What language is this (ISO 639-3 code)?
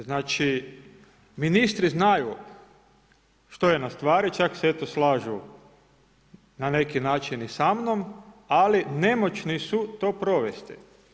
hrv